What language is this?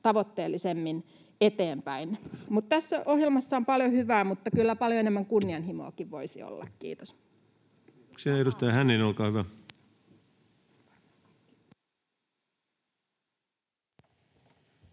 Finnish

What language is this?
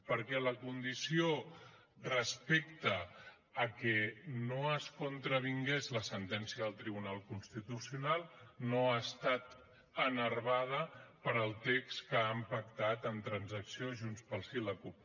Catalan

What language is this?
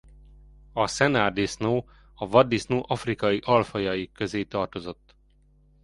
Hungarian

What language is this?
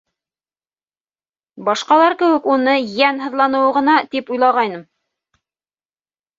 Bashkir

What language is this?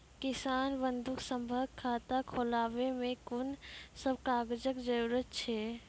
Maithili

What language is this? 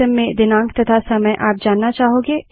Hindi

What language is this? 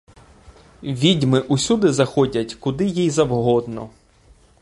Ukrainian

